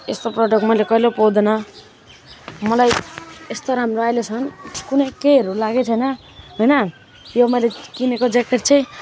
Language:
Nepali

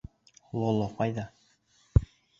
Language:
Bashkir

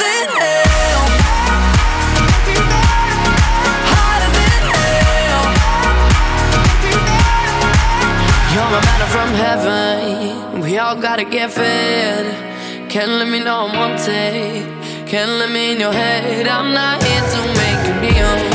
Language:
Greek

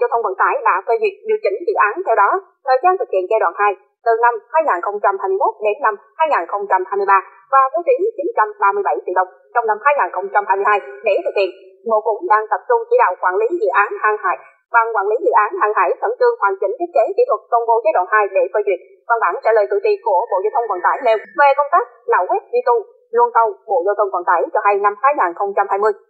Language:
Vietnamese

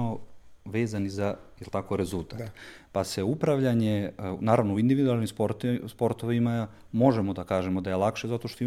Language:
Croatian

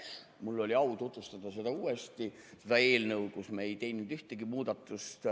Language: Estonian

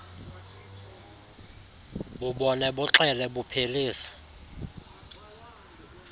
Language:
Xhosa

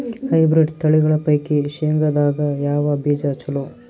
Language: Kannada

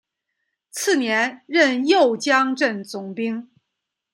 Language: Chinese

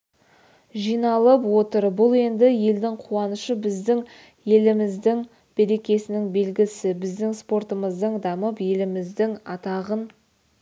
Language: Kazakh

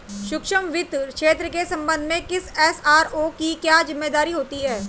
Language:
Hindi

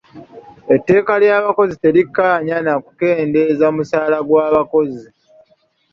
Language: Ganda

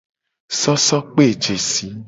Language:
Gen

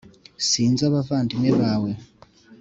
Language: Kinyarwanda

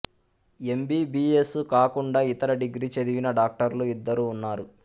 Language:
Telugu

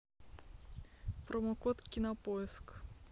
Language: Russian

